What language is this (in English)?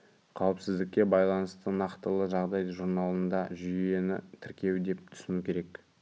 Kazakh